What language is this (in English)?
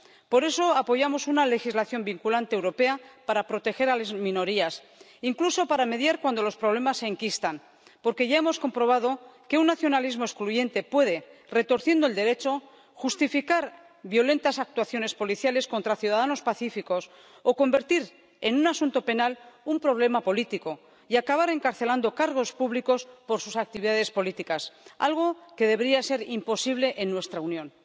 Spanish